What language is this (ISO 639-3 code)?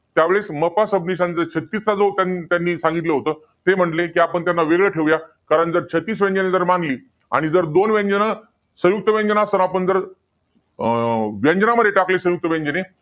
mar